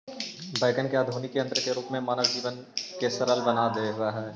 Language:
Magahi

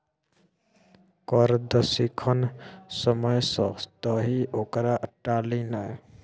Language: Maithili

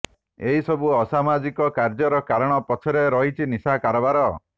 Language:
Odia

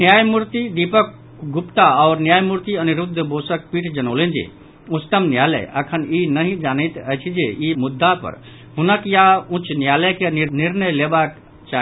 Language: Maithili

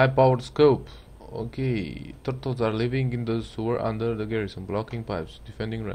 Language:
Romanian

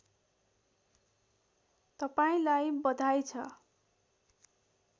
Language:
Nepali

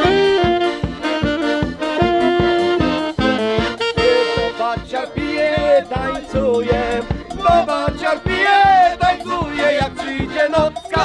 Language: Polish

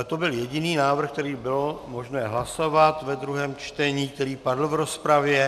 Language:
Czech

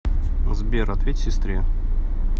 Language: Russian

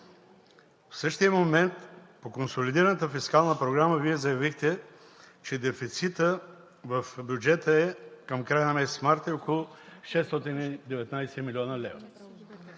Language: Bulgarian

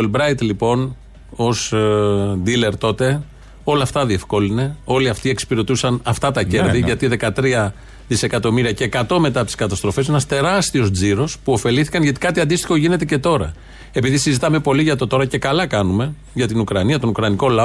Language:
Greek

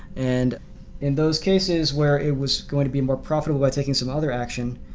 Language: English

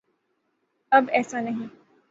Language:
Urdu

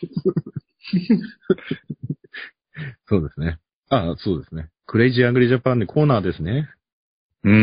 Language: Japanese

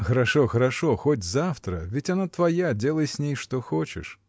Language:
Russian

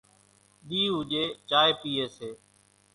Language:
Kachi Koli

